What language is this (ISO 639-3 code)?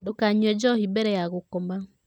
kik